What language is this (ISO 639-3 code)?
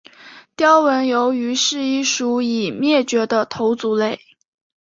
zho